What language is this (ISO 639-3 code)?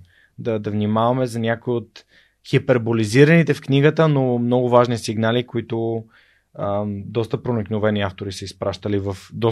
bul